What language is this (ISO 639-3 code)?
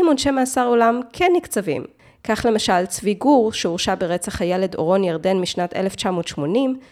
heb